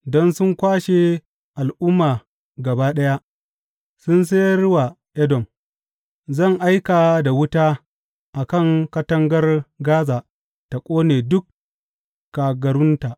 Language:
Hausa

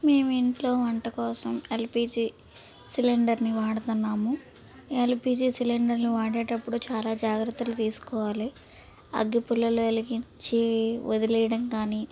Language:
Telugu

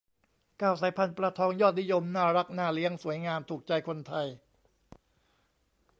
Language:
Thai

